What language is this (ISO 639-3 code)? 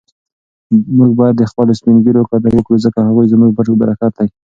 pus